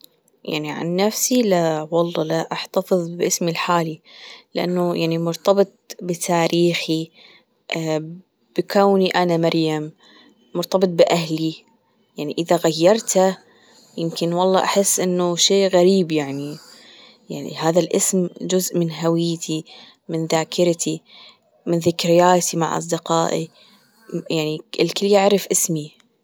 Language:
Gulf Arabic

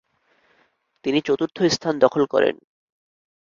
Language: Bangla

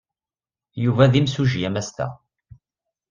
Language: Kabyle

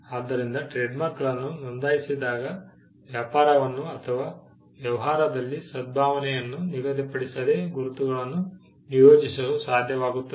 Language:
Kannada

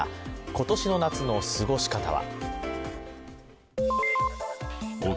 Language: Japanese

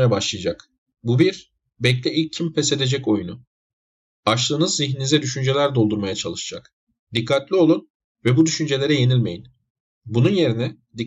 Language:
Turkish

